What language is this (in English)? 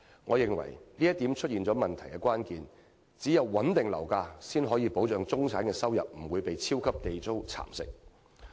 Cantonese